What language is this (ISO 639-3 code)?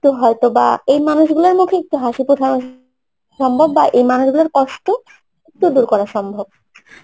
ben